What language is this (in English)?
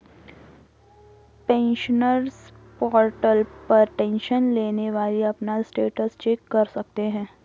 Hindi